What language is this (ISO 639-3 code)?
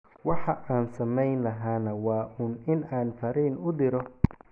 som